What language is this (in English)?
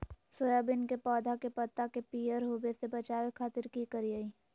Magahi